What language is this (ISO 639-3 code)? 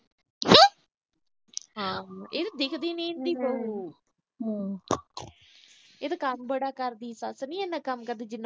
pan